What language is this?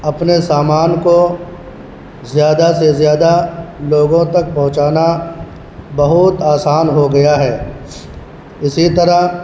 Urdu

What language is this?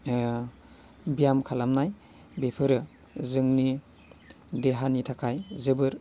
Bodo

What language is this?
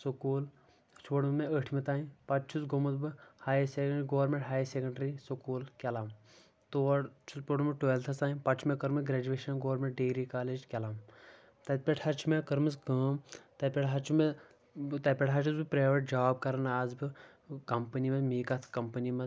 Kashmiri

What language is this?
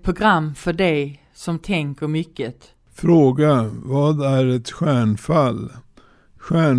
Swedish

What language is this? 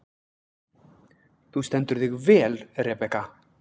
Icelandic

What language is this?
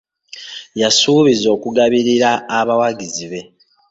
Ganda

